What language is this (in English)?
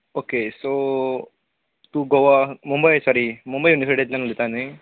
Konkani